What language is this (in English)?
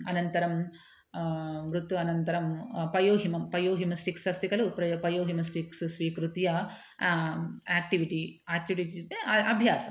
Sanskrit